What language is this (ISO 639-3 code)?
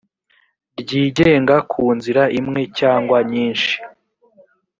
kin